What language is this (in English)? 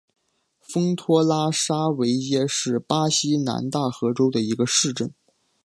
Chinese